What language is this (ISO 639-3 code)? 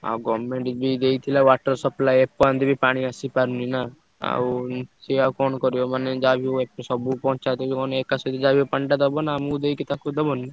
ori